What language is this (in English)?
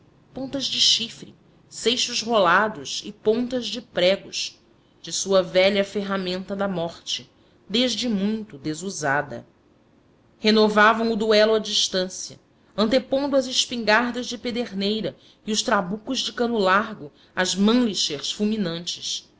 Portuguese